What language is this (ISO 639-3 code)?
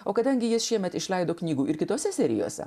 lit